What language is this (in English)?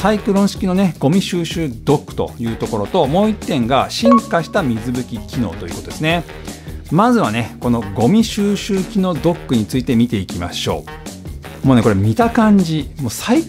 Japanese